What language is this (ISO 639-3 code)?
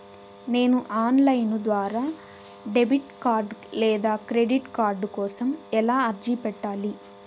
tel